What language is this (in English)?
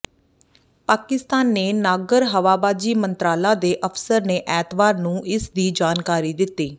Punjabi